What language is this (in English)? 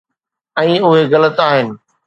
Sindhi